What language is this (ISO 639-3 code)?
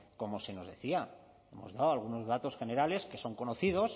spa